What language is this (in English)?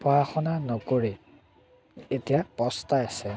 Assamese